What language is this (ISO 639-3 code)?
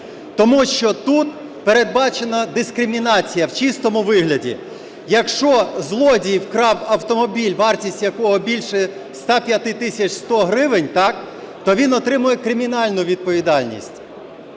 ukr